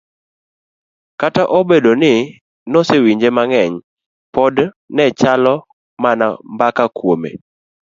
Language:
Luo (Kenya and Tanzania)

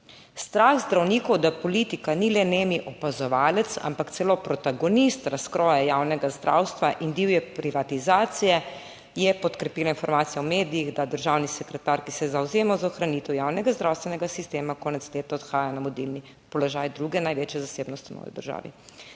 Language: Slovenian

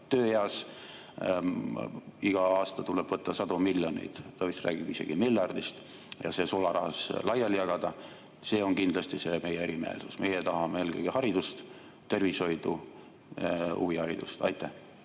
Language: Estonian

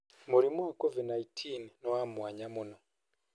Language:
Kikuyu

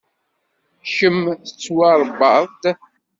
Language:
Kabyle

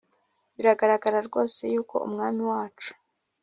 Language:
Kinyarwanda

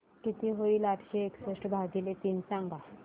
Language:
Marathi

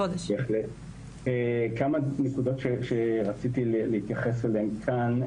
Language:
Hebrew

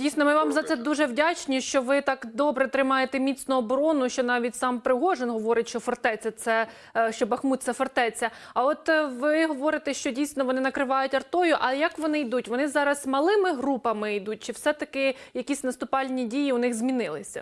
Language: Ukrainian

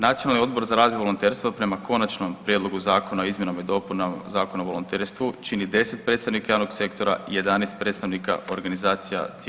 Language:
Croatian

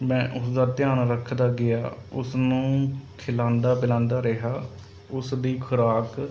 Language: Punjabi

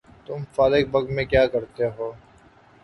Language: Urdu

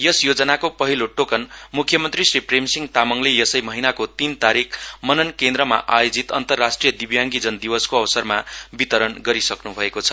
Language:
Nepali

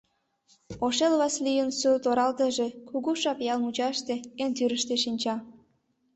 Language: Mari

